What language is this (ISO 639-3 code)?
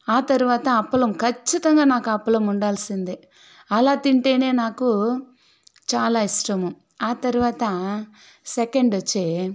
tel